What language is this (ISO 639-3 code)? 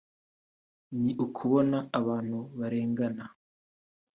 kin